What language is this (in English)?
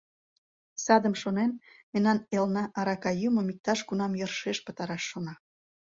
Mari